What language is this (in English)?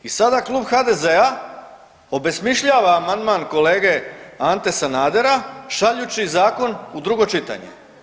Croatian